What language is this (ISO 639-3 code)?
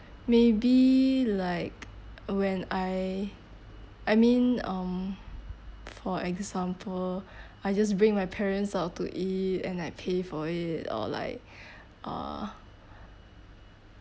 eng